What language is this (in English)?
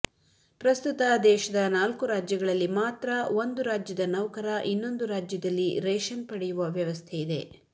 Kannada